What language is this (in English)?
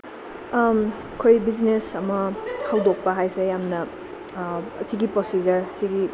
Manipuri